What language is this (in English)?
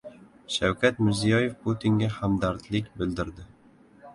Uzbek